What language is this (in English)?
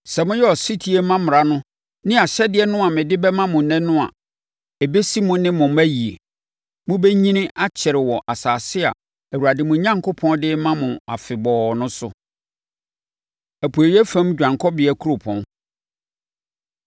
Akan